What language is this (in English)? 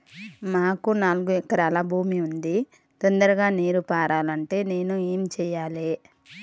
Telugu